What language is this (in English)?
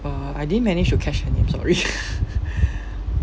English